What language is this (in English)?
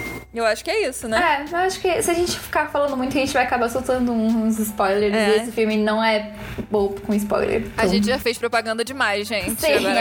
Portuguese